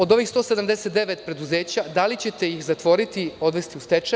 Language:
Serbian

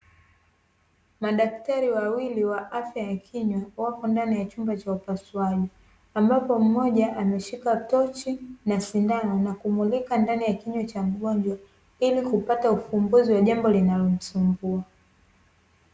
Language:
Swahili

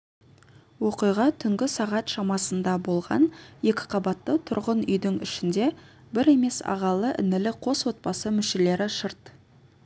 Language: Kazakh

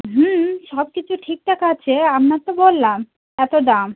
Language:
Bangla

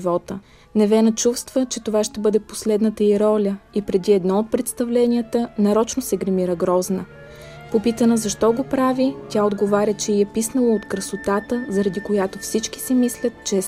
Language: Bulgarian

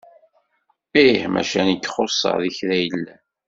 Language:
Kabyle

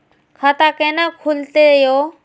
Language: Maithili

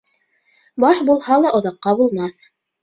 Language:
Bashkir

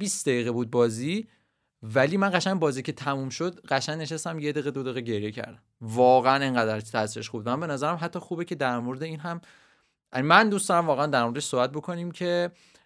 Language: Persian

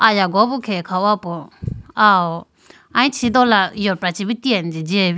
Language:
Idu-Mishmi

